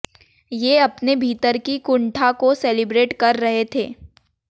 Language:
Hindi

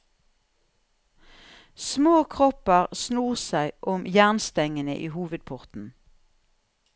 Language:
Norwegian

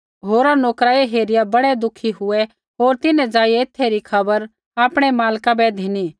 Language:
Kullu Pahari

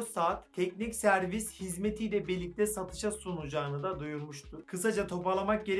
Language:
Turkish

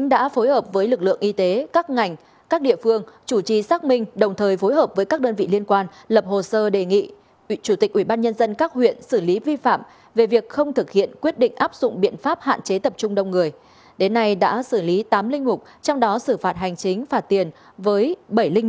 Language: Vietnamese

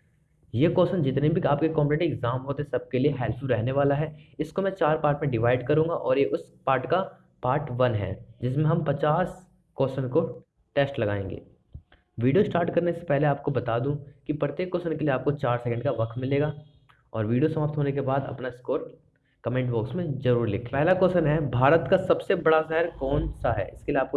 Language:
Hindi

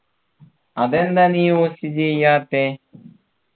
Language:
Malayalam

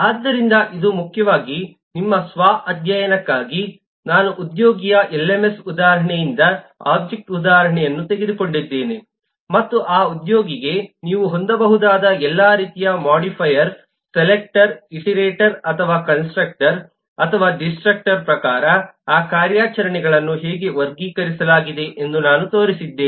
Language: Kannada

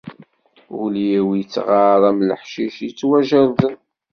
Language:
Kabyle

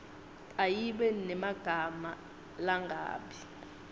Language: Swati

